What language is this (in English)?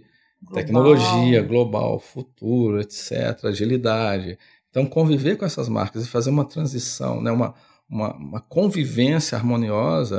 Portuguese